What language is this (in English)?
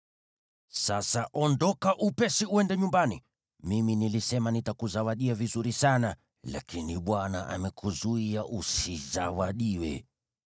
Swahili